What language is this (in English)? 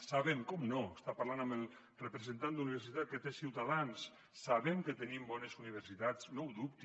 Catalan